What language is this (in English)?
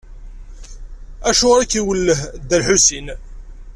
Kabyle